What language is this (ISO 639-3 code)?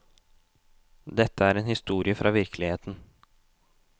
nor